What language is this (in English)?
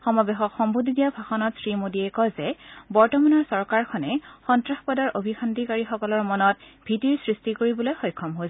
Assamese